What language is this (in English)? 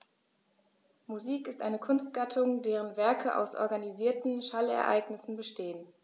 German